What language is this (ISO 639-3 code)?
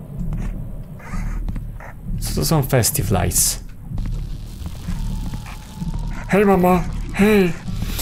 pol